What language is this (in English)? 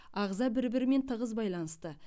Kazakh